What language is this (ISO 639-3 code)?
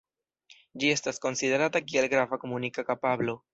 epo